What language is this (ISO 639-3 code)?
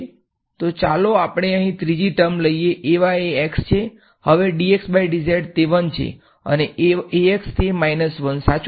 guj